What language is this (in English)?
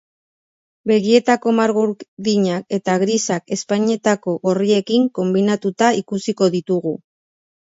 Basque